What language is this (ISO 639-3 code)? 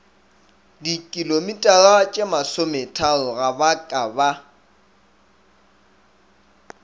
nso